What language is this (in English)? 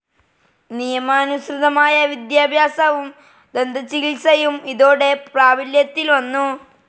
Malayalam